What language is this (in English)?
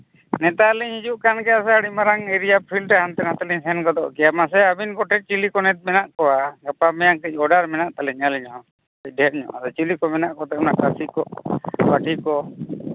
Santali